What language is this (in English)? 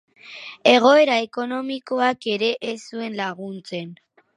Basque